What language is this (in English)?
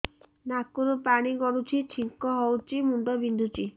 Odia